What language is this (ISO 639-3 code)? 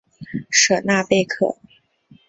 zho